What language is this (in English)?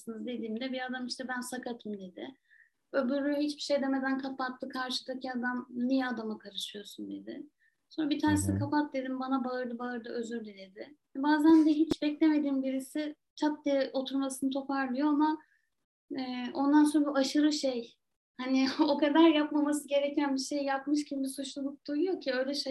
Turkish